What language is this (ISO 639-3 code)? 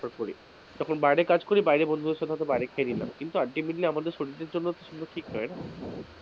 ben